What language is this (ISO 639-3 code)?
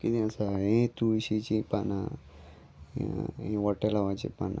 kok